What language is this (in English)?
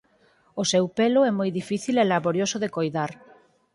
Galician